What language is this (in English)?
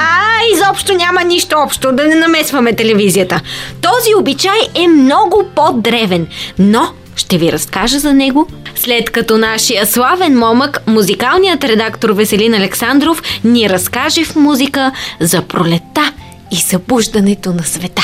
Bulgarian